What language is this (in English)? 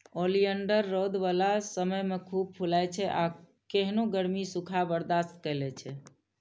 Maithili